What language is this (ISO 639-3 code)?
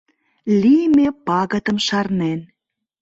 chm